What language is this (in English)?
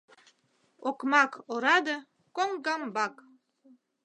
Mari